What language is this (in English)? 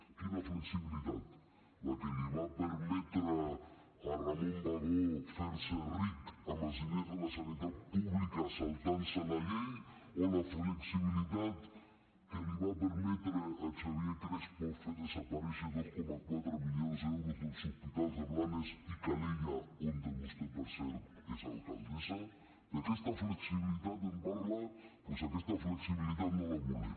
Catalan